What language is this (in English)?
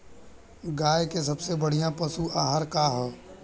Bhojpuri